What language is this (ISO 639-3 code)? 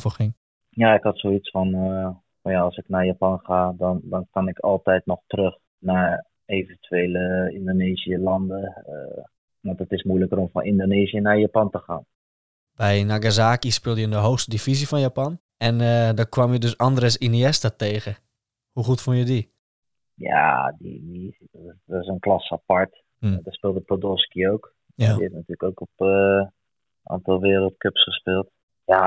nld